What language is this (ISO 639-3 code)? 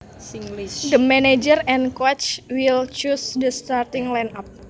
jav